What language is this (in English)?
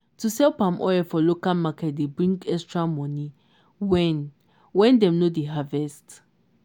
Nigerian Pidgin